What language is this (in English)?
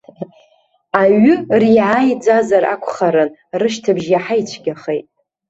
Abkhazian